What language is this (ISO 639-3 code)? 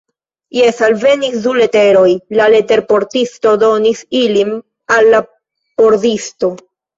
epo